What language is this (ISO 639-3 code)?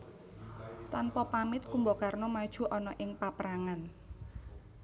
jav